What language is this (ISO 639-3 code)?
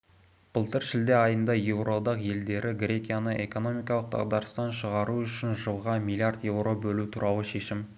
kaz